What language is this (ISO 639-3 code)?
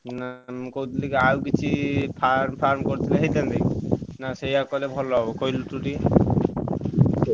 ori